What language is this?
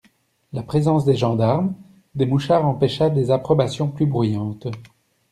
French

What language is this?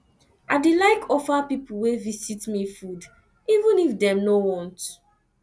Nigerian Pidgin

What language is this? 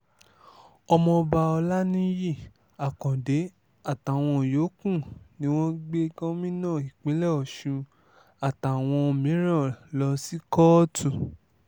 Yoruba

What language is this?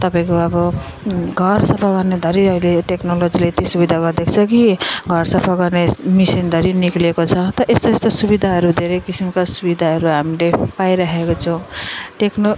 Nepali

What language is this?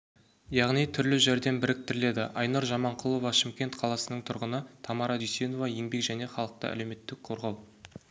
Kazakh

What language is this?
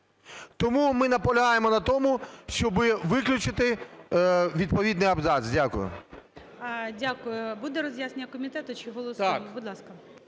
Ukrainian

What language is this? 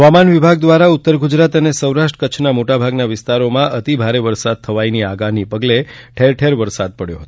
Gujarati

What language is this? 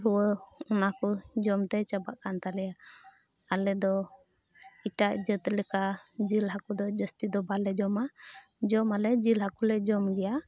Santali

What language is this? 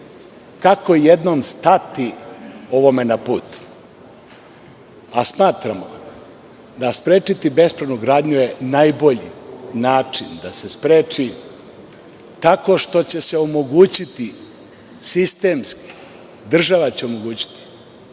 Serbian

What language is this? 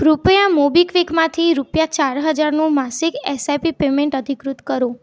Gujarati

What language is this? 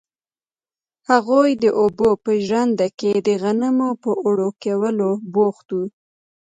Pashto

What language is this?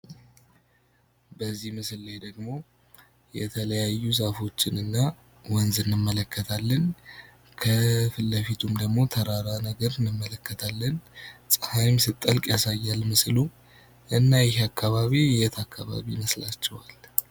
Amharic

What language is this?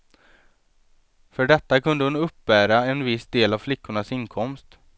Swedish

